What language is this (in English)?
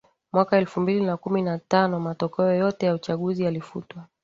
Swahili